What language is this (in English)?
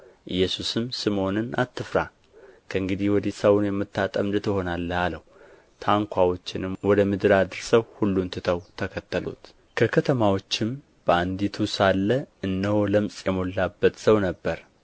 Amharic